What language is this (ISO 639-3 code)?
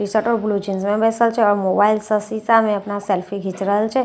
mai